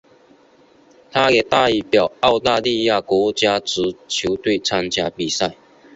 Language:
Chinese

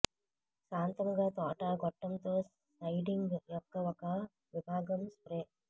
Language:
Telugu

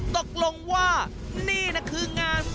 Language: Thai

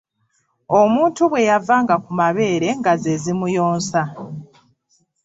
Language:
Ganda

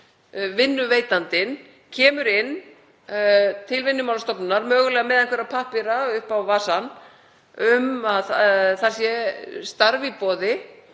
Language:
Icelandic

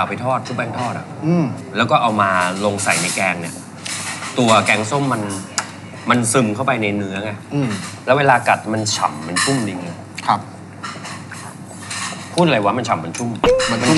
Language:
Thai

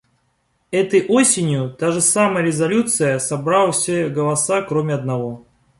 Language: Russian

